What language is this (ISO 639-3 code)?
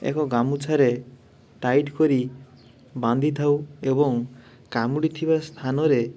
ori